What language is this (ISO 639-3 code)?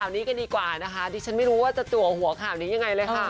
tha